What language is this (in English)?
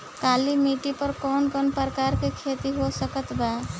Bhojpuri